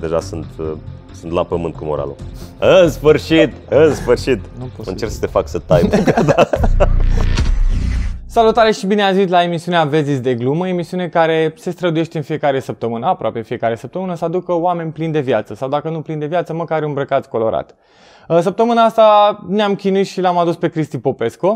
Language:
Romanian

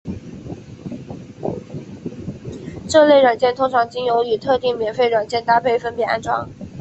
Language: Chinese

